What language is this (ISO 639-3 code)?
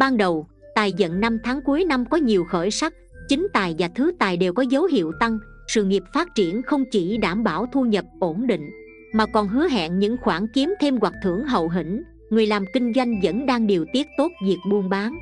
vie